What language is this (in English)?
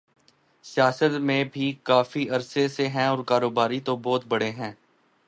Urdu